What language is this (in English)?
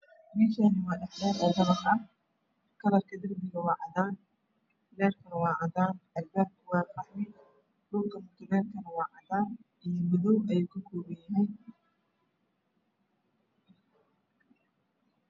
Somali